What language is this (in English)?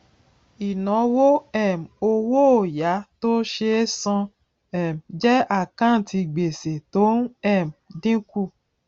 Yoruba